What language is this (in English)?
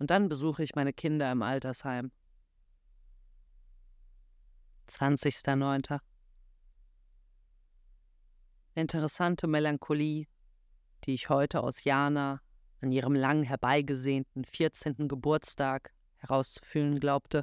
German